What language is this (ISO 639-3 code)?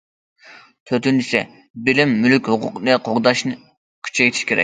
uig